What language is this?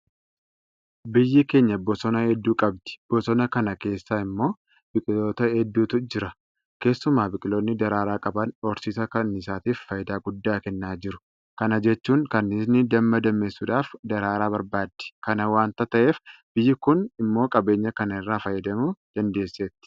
Oromo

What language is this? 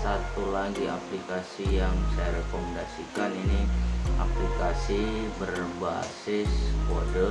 Indonesian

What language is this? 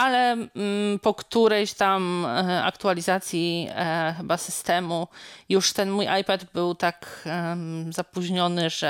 Polish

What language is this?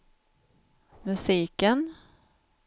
Swedish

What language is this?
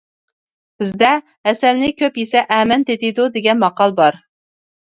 Uyghur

